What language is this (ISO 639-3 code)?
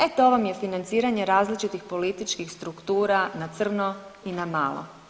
hrv